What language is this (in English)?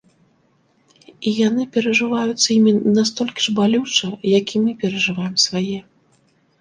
Belarusian